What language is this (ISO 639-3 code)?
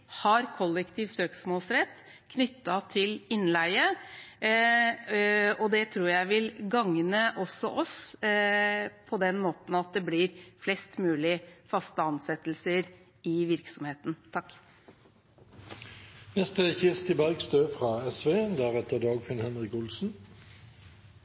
nob